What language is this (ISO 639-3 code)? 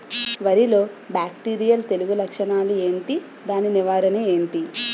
tel